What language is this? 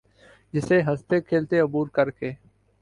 Urdu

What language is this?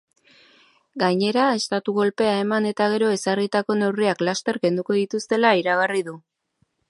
Basque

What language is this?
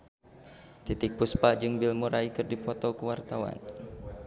Sundanese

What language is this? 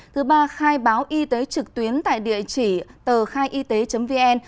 Vietnamese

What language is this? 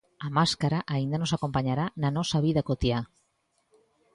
Galician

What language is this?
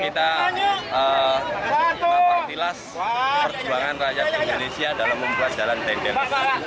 Indonesian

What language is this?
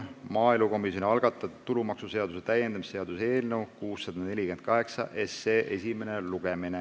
Estonian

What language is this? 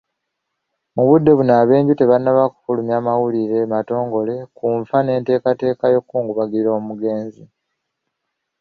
Ganda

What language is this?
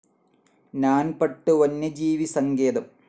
Malayalam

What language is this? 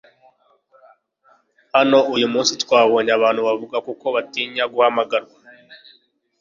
Kinyarwanda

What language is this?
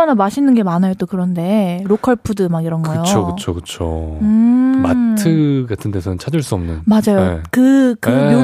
Korean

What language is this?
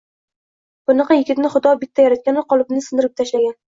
Uzbek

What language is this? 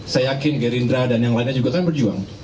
Indonesian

